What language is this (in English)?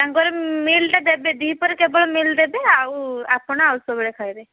Odia